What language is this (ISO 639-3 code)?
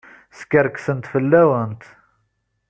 kab